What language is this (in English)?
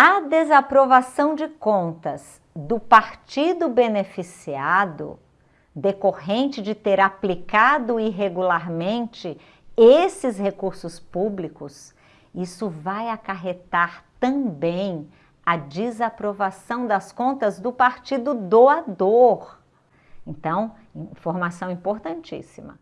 Portuguese